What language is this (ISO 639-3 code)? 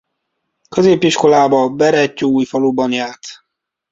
hun